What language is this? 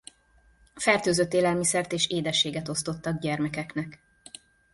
Hungarian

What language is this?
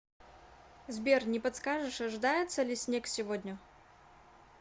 Russian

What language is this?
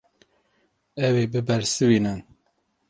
Kurdish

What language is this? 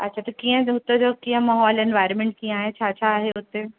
Sindhi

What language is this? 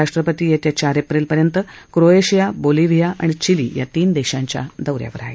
Marathi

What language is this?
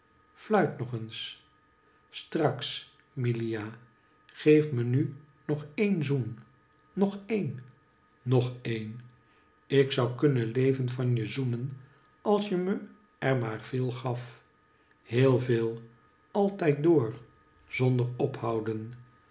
Dutch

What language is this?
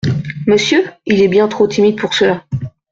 French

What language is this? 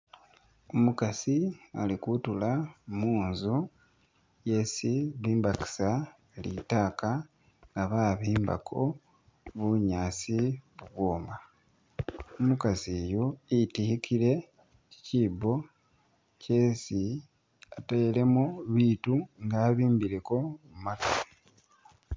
Masaaba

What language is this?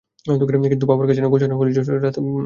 Bangla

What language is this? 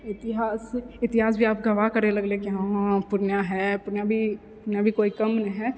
Maithili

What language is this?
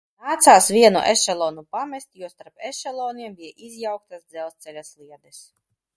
Latvian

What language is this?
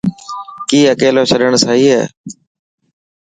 Dhatki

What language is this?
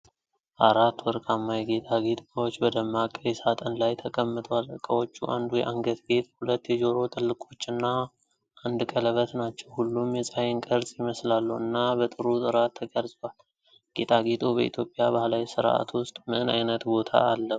Amharic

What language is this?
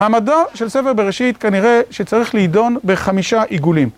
Hebrew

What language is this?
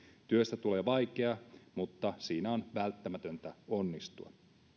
Finnish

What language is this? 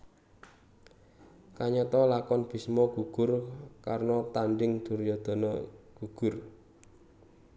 Javanese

